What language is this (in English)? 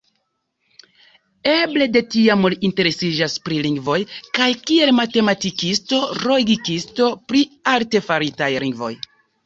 Esperanto